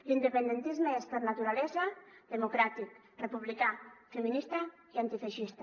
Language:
Catalan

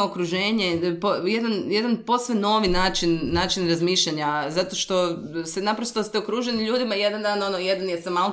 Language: Croatian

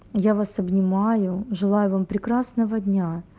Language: Russian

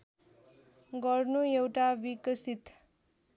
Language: Nepali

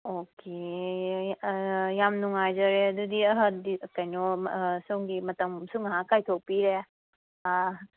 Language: Manipuri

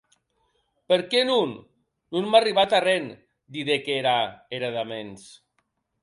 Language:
Occitan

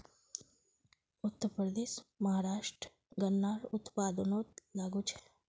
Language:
Magahi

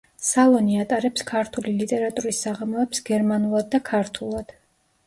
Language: Georgian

